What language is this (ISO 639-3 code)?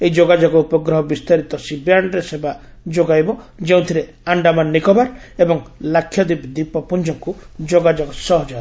ori